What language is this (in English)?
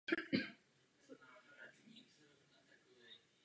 Czech